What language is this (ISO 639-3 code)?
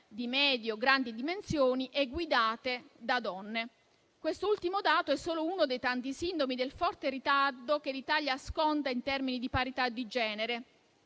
ita